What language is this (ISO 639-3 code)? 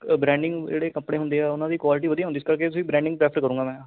pan